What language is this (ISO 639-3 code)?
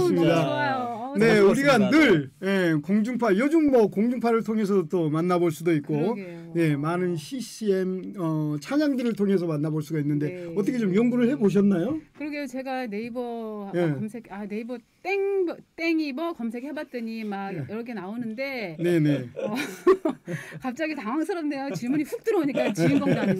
kor